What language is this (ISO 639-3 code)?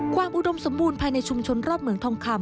tha